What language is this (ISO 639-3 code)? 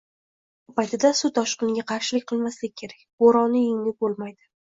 uzb